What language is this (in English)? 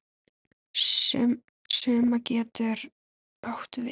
Icelandic